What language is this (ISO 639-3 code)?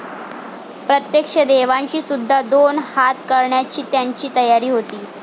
mar